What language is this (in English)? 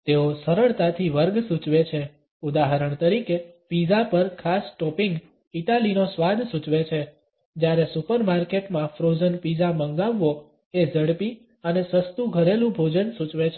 Gujarati